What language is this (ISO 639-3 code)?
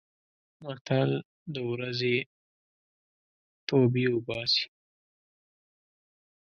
pus